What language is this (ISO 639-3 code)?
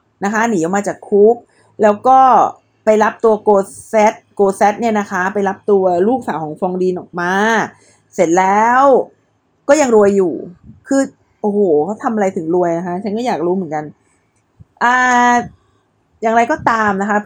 tha